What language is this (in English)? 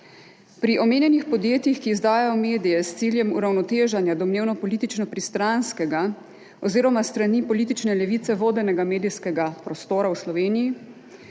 Slovenian